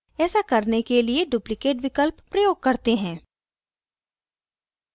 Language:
Hindi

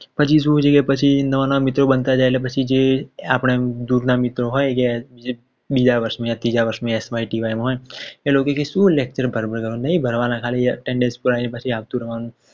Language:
Gujarati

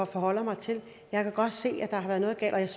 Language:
Danish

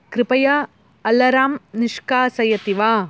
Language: Sanskrit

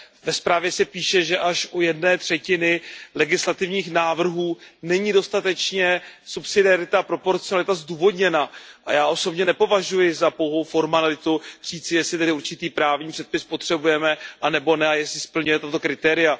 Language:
Czech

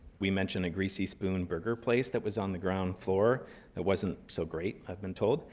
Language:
English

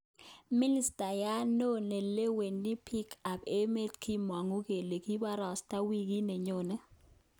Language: Kalenjin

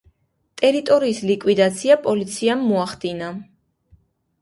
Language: Georgian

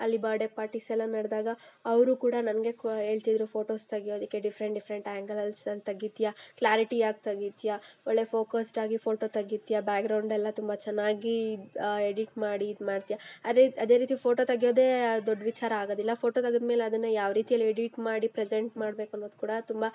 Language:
Kannada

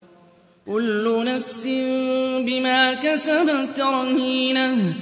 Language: Arabic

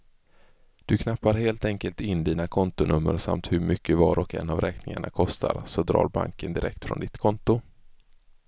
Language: Swedish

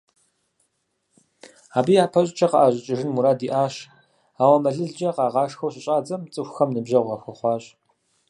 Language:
Kabardian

